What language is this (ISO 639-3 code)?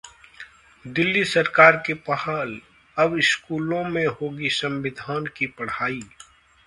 hin